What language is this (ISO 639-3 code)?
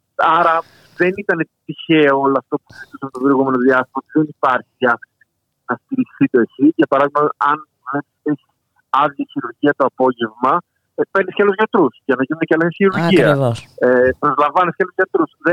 ell